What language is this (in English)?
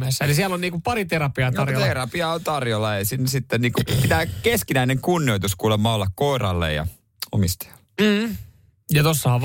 Finnish